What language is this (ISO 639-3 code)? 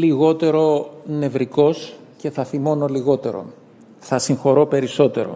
ell